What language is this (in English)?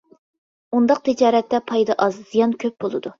Uyghur